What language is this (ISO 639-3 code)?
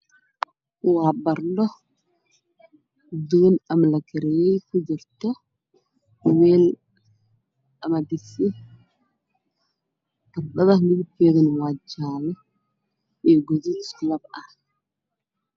som